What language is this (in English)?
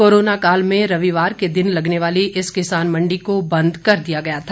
Hindi